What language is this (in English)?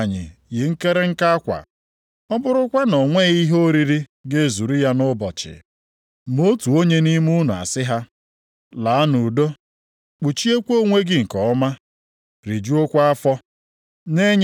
Igbo